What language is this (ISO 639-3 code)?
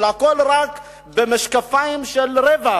heb